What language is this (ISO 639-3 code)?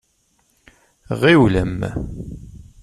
kab